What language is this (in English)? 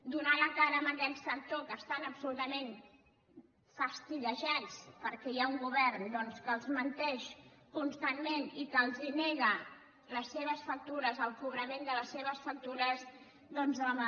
Catalan